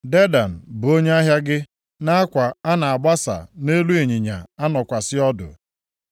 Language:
Igbo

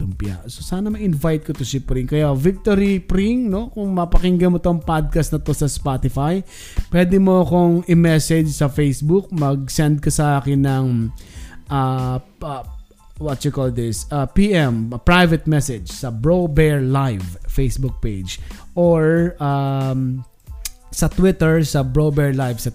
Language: Filipino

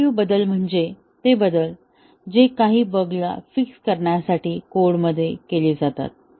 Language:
Marathi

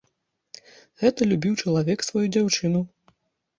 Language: Belarusian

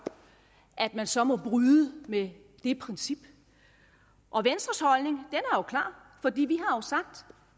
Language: Danish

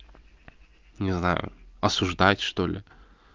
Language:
Russian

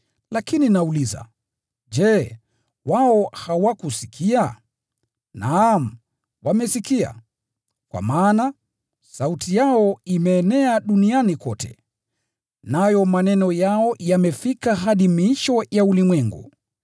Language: Swahili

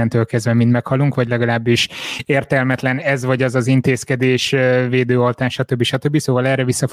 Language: Hungarian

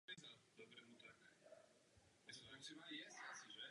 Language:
Czech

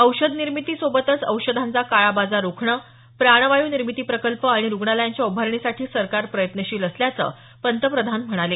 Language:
Marathi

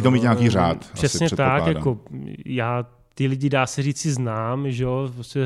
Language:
Czech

